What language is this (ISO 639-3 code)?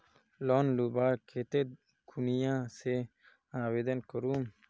mag